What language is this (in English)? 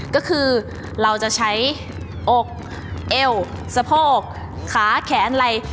Thai